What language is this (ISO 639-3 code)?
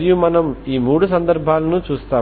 tel